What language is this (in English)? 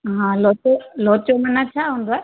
Sindhi